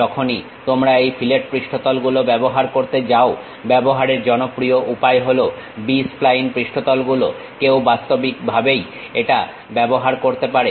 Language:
Bangla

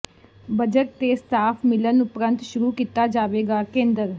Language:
Punjabi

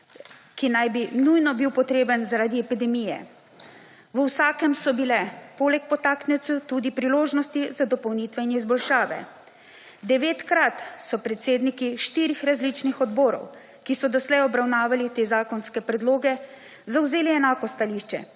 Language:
Slovenian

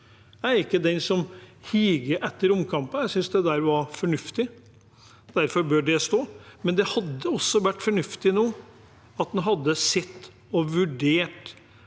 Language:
Norwegian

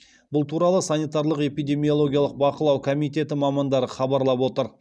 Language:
Kazakh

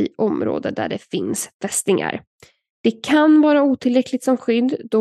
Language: Swedish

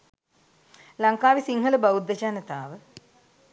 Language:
Sinhala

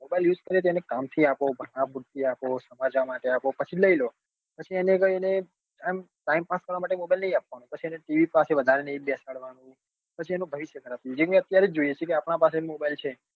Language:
Gujarati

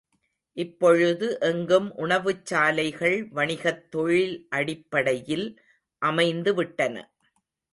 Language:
Tamil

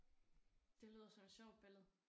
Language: Danish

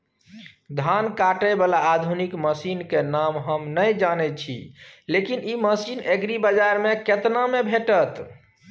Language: Maithili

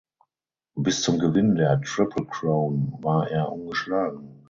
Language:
German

